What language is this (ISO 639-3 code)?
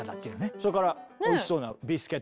jpn